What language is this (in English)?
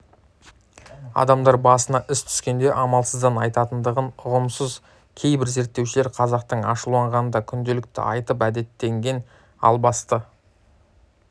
Kazakh